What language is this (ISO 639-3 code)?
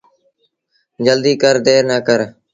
sbn